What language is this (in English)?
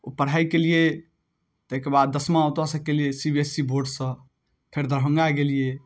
Maithili